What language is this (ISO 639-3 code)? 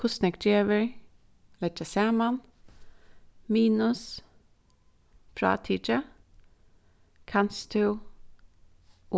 fao